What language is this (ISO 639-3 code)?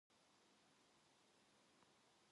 kor